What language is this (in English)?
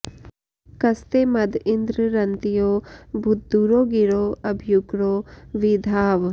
Sanskrit